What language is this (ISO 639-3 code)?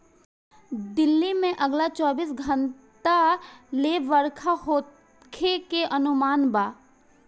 bho